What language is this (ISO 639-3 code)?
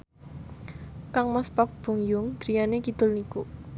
jav